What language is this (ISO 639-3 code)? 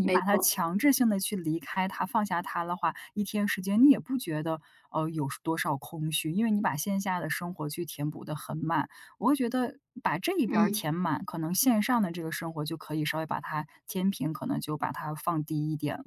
zho